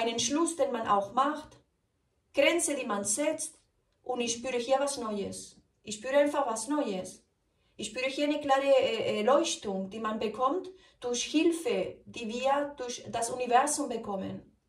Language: German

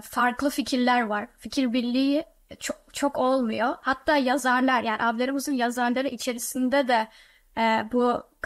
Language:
Turkish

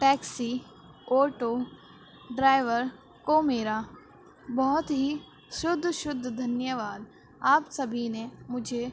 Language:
Urdu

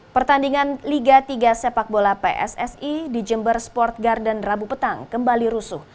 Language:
Indonesian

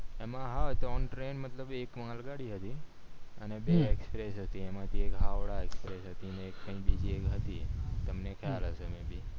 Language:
Gujarati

